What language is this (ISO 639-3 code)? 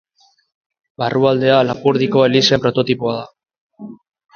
eus